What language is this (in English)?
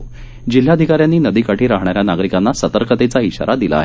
Marathi